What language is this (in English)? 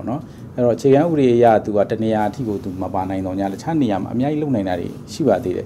Thai